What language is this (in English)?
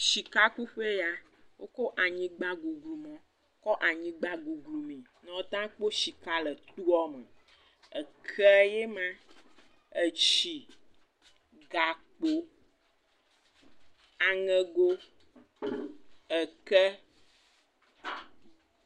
Ewe